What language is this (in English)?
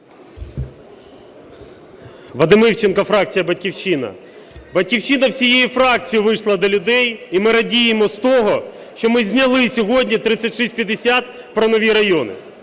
Ukrainian